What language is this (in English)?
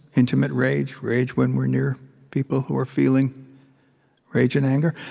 English